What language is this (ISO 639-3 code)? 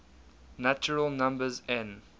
eng